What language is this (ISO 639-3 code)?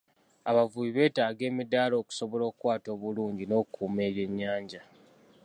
lug